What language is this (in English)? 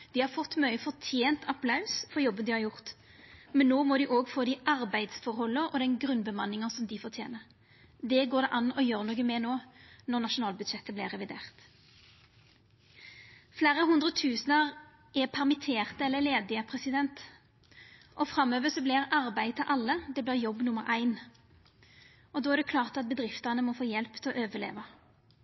Norwegian Nynorsk